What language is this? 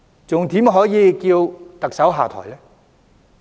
Cantonese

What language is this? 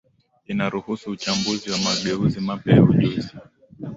Swahili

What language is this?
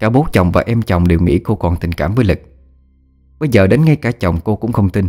Vietnamese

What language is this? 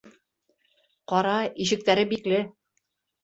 Bashkir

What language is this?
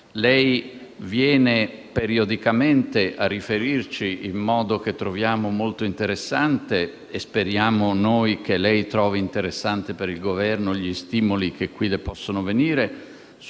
Italian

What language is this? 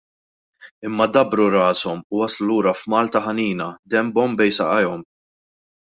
Maltese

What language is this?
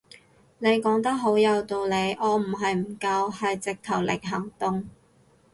Cantonese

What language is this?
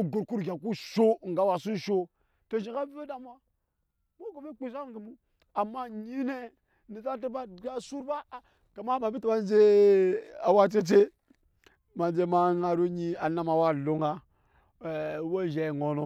Nyankpa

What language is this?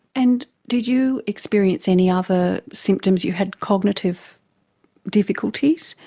English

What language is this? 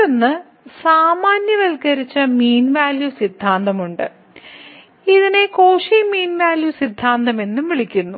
Malayalam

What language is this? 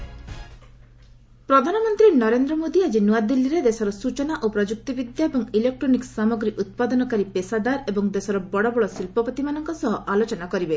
Odia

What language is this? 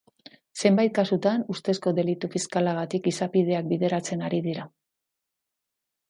Basque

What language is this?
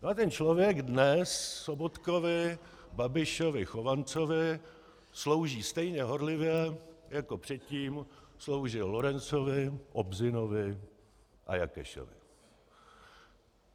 Czech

